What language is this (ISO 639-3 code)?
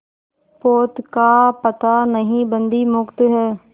hin